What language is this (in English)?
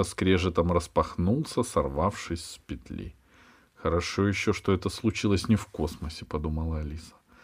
Russian